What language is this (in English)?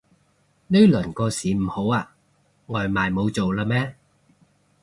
Cantonese